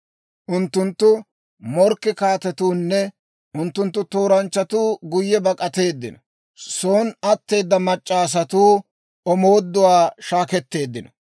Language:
Dawro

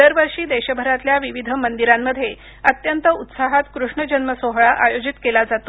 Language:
Marathi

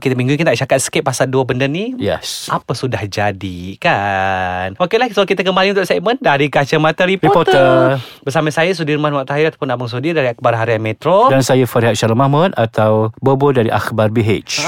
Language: Malay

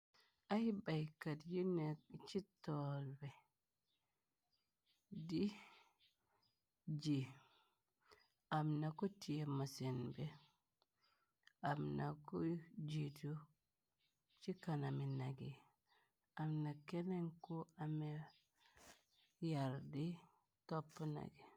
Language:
Wolof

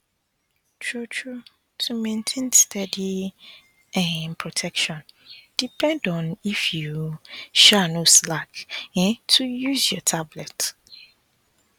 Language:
Nigerian Pidgin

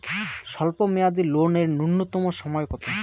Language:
Bangla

